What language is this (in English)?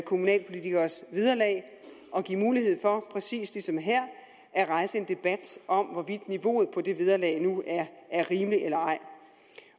Danish